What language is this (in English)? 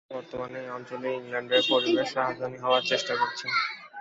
Bangla